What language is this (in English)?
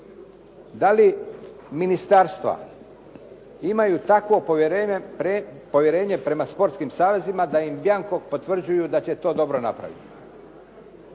Croatian